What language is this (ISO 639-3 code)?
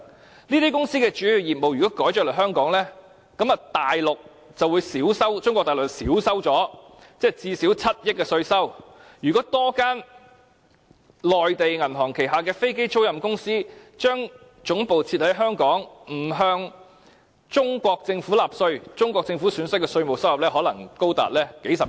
yue